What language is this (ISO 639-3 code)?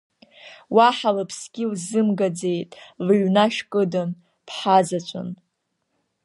abk